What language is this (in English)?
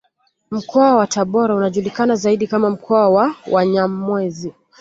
Swahili